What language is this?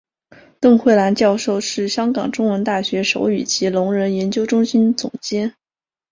Chinese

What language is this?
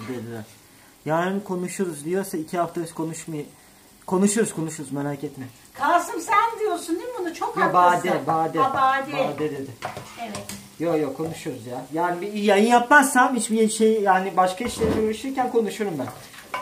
Turkish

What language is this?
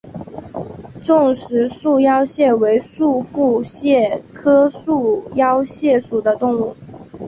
Chinese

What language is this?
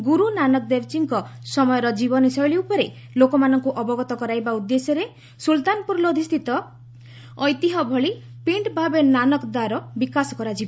Odia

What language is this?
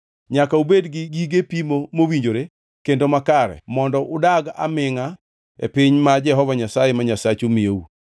Luo (Kenya and Tanzania)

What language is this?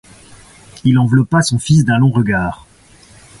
French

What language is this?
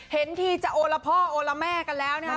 Thai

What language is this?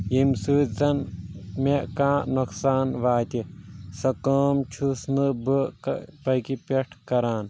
Kashmiri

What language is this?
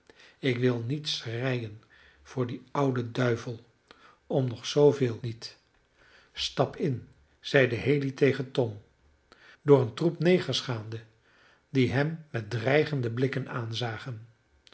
Dutch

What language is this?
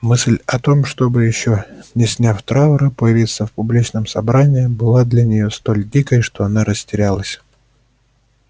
Russian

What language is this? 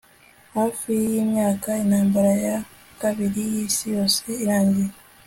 Kinyarwanda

